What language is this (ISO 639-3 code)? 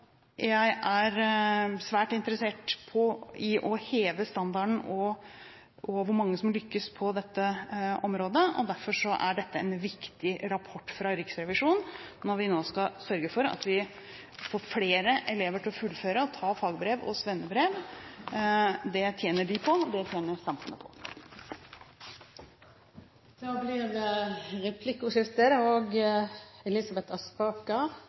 nob